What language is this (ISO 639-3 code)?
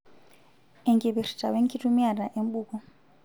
mas